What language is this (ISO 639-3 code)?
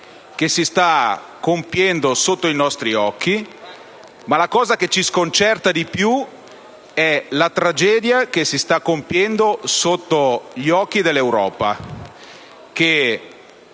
ita